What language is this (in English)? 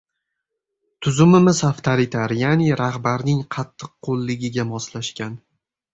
Uzbek